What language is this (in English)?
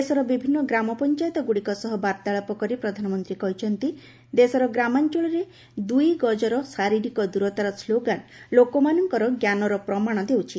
Odia